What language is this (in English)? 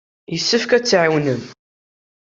Kabyle